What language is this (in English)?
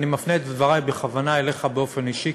Hebrew